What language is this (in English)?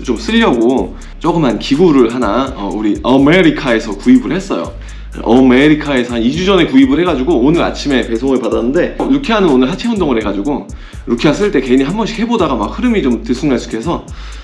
Korean